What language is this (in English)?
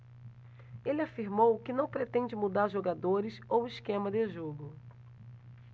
Portuguese